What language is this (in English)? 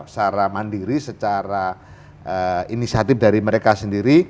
Indonesian